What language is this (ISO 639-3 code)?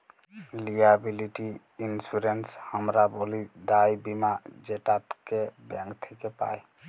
ben